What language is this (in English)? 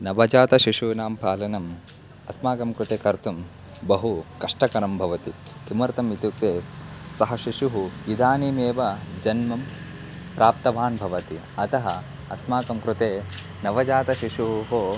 Sanskrit